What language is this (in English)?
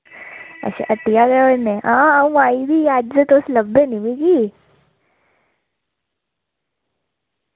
Dogri